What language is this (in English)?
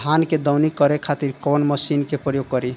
Bhojpuri